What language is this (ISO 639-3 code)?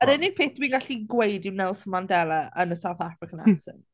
cym